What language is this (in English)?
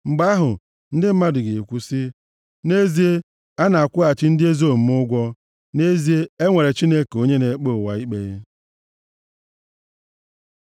Igbo